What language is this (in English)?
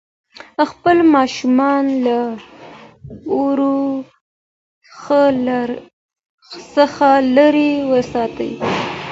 Pashto